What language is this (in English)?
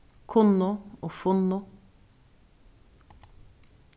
Faroese